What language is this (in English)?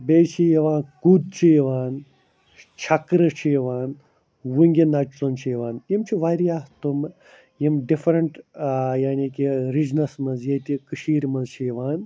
Kashmiri